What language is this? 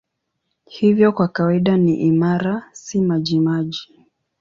Swahili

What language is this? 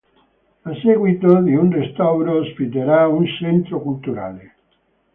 Italian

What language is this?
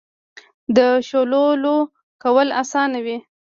Pashto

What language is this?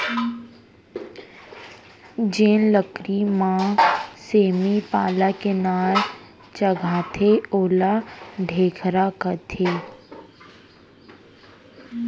Chhattisgarhi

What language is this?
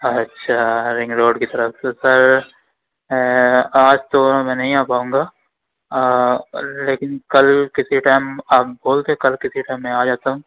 Urdu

